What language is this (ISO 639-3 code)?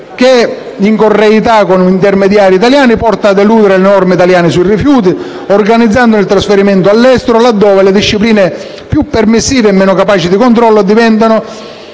ita